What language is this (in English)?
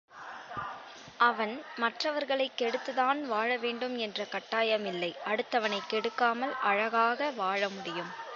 Tamil